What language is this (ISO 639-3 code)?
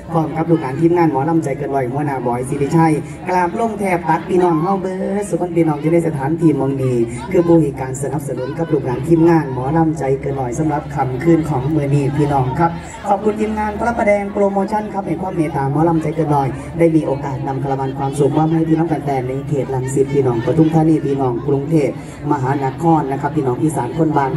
tha